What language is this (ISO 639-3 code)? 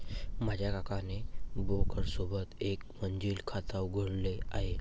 mar